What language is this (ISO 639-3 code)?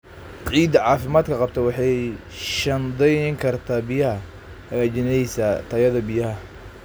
som